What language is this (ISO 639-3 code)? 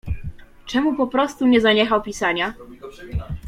pol